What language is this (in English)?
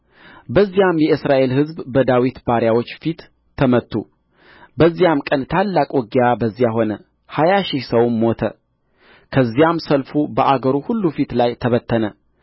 Amharic